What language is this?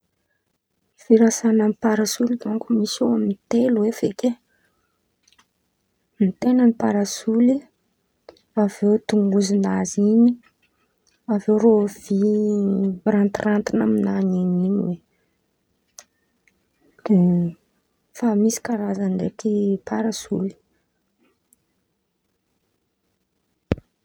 Antankarana Malagasy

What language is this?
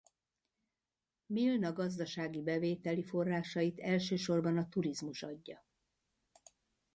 Hungarian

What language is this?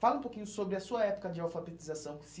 Portuguese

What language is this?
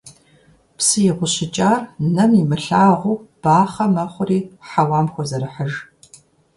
Kabardian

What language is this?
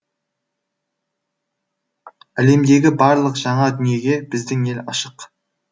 Kazakh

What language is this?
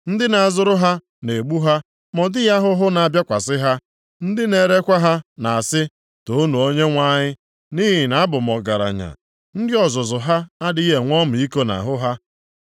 Igbo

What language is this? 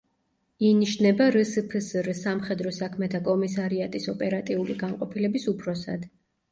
Georgian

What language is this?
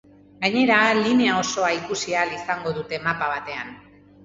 Basque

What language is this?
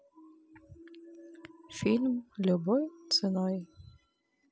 Russian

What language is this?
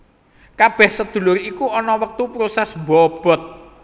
Javanese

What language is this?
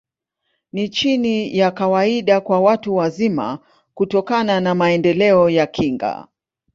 Swahili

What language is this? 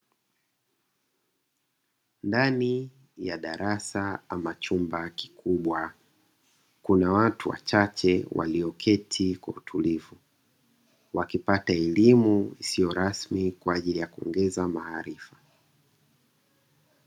Swahili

